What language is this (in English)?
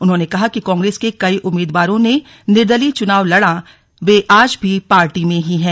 Hindi